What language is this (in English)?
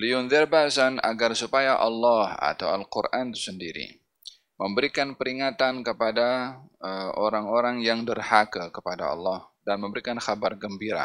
Malay